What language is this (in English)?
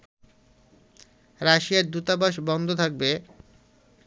Bangla